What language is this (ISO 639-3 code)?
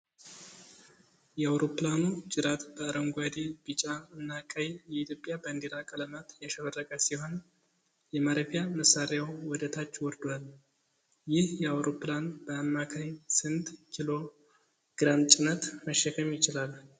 amh